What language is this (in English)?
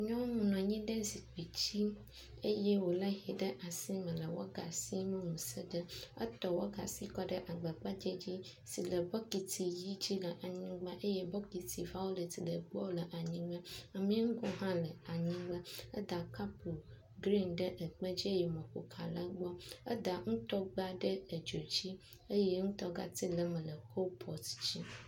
Ewe